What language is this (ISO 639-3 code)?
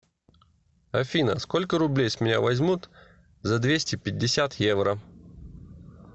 rus